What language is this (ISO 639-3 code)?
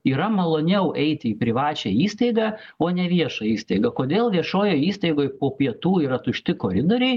lit